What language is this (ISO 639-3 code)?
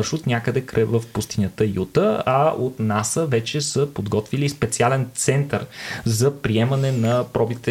bul